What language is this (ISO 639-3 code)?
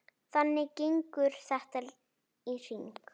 isl